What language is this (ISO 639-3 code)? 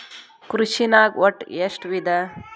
kan